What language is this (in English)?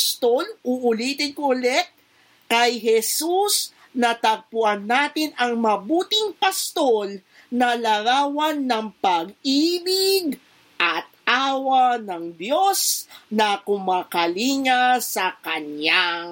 Filipino